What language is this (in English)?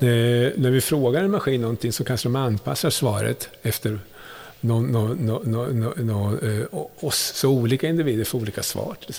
Swedish